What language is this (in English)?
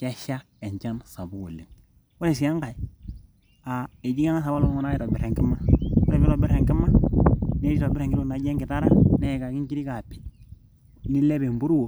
Masai